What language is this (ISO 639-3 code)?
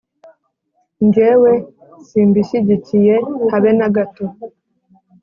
kin